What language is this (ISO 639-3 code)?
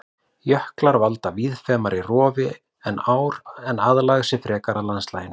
isl